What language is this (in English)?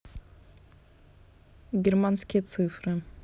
Russian